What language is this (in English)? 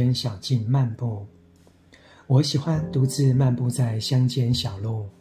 Chinese